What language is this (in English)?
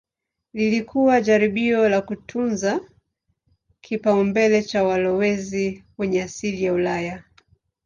Swahili